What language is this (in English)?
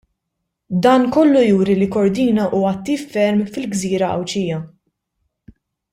Maltese